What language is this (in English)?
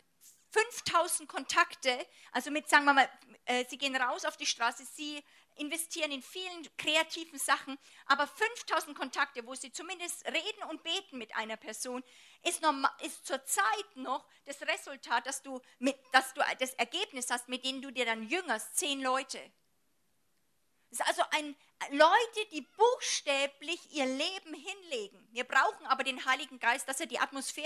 German